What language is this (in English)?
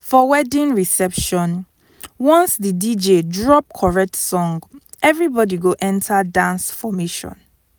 Nigerian Pidgin